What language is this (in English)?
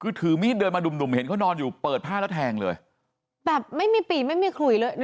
Thai